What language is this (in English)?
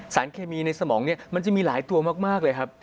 Thai